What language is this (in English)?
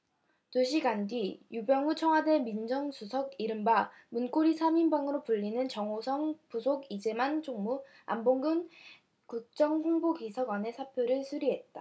Korean